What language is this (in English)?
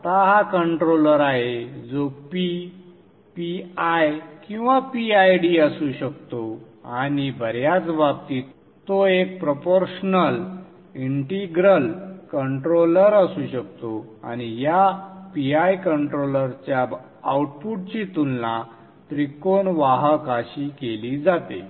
Marathi